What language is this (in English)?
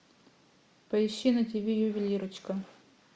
Russian